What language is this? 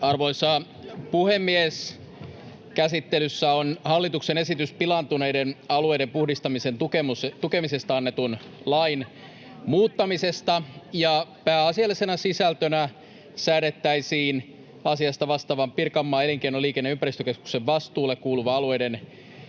Finnish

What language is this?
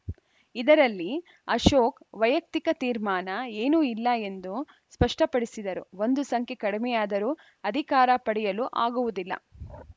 Kannada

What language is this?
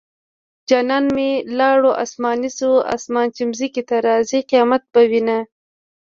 Pashto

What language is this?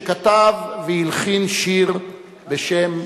Hebrew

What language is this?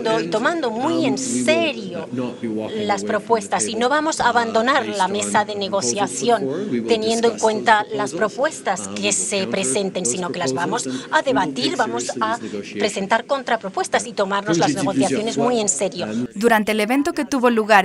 Spanish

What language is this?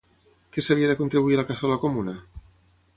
Catalan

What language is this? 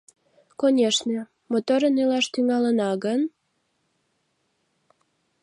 Mari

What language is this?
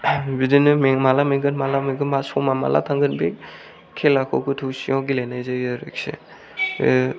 Bodo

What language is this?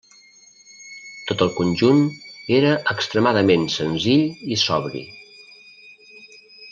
Catalan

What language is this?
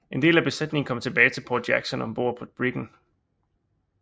Danish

